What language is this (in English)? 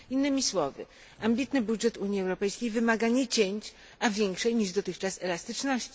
Polish